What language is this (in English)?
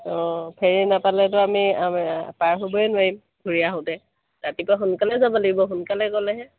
Assamese